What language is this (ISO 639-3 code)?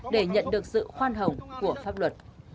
vie